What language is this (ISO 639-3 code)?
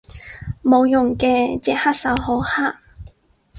yue